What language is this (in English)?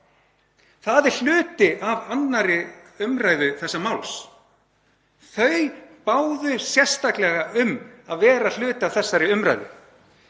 Icelandic